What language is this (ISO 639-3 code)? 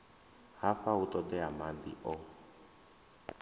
ven